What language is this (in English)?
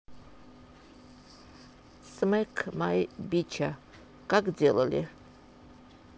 Russian